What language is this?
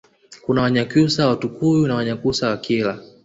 Swahili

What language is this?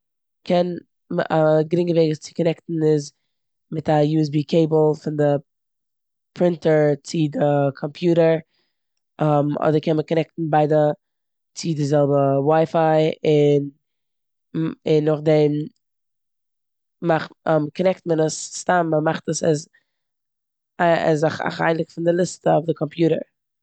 Yiddish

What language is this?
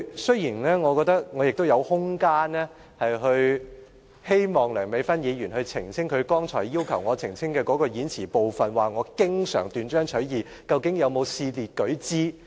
Cantonese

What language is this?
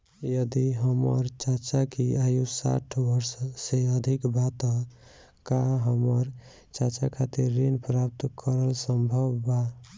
Bhojpuri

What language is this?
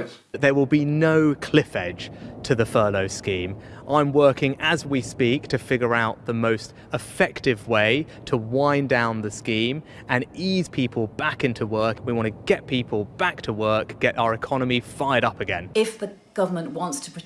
English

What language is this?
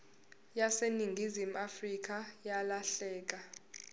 Zulu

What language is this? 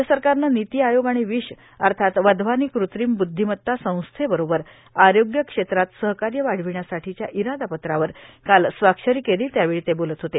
Marathi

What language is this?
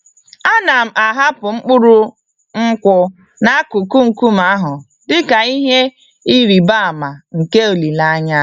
Igbo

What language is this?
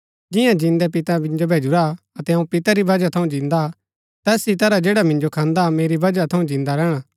Gaddi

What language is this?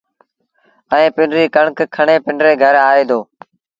Sindhi Bhil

